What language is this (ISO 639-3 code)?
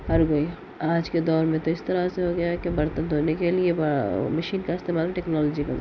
urd